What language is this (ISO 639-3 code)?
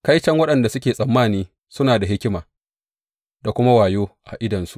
hau